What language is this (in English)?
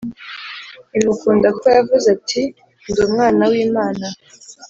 Kinyarwanda